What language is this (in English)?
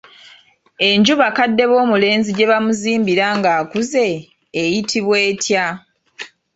Ganda